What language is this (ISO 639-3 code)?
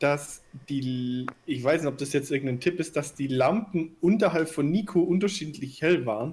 deu